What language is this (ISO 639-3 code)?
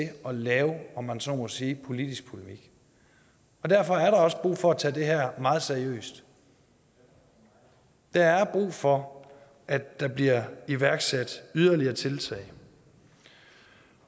dan